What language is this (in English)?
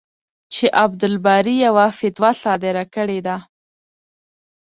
Pashto